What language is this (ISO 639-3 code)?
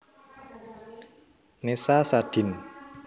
jav